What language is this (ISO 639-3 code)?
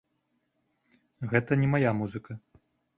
bel